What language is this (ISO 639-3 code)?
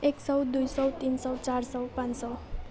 nep